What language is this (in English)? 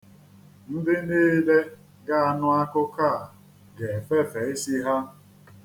Igbo